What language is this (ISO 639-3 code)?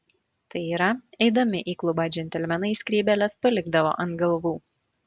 lit